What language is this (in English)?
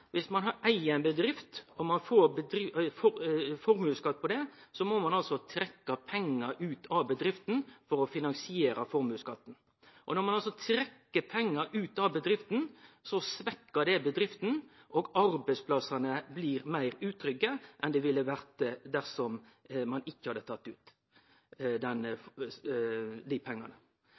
Norwegian Nynorsk